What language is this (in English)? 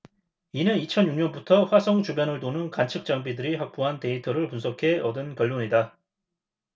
Korean